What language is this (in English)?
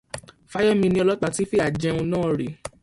Yoruba